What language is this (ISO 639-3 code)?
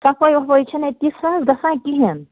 kas